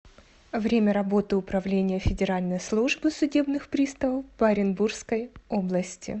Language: Russian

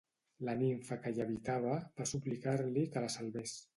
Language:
Catalan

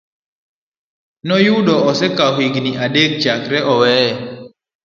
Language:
Luo (Kenya and Tanzania)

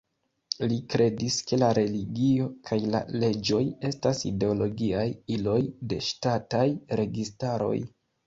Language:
Esperanto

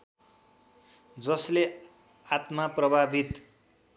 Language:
Nepali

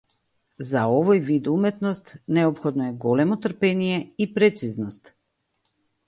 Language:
Macedonian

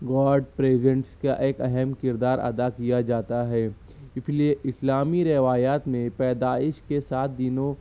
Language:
Urdu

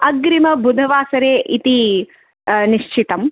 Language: Sanskrit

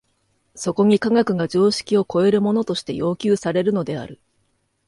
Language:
Japanese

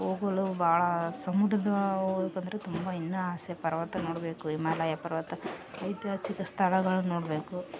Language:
Kannada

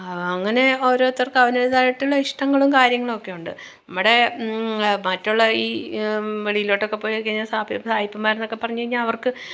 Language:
Malayalam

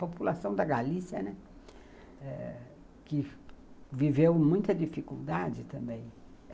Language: Portuguese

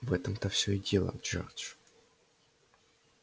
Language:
Russian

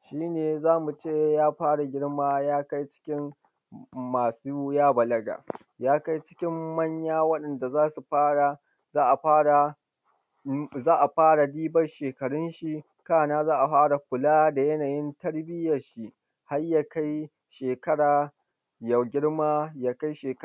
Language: Hausa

